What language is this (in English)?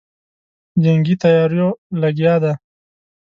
Pashto